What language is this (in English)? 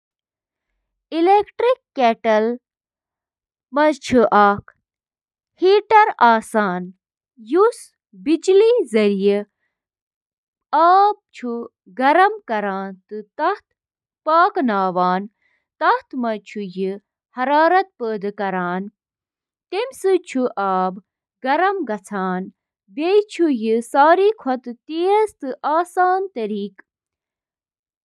Kashmiri